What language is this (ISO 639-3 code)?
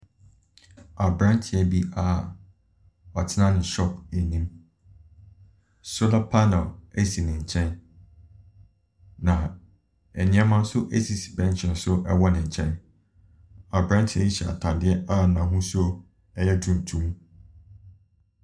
aka